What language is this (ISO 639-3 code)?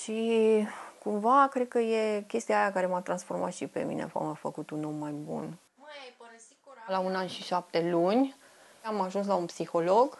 ron